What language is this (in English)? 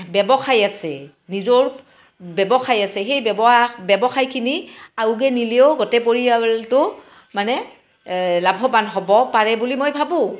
Assamese